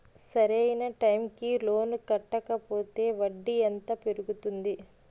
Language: Telugu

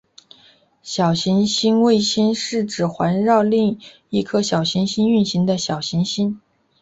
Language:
Chinese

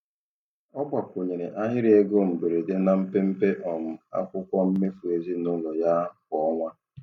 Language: Igbo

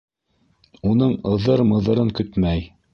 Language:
Bashkir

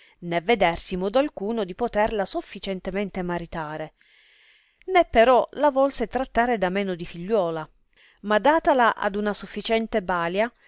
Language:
Italian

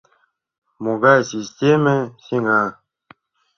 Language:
Mari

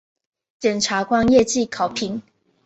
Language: Chinese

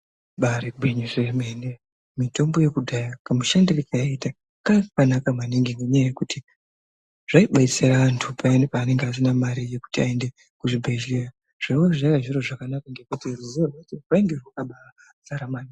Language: Ndau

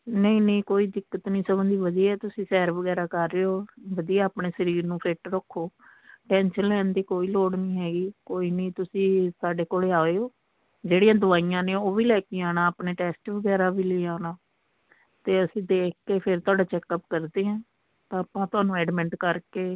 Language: Punjabi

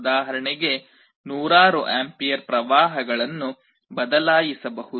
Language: Kannada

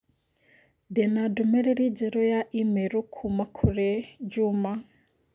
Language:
Kikuyu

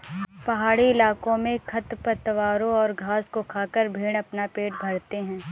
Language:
Hindi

